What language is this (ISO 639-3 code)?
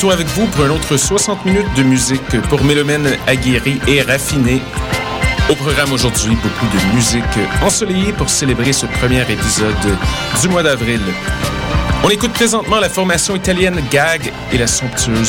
fra